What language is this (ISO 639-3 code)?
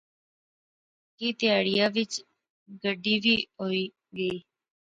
phr